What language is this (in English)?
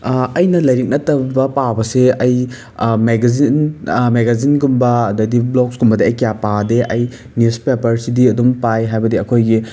Manipuri